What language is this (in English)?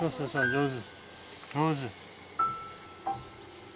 Japanese